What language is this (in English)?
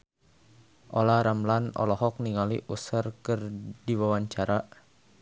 Sundanese